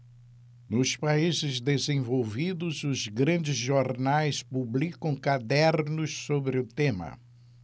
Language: Portuguese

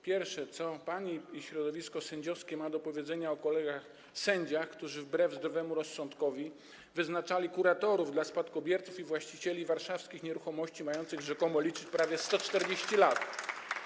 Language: Polish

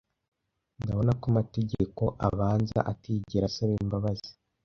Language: Kinyarwanda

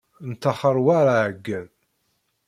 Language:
Kabyle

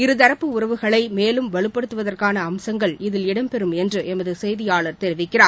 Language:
Tamil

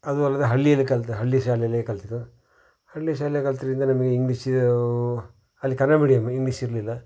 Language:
Kannada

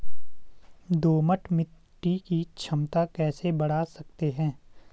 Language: Hindi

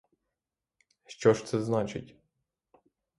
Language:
Ukrainian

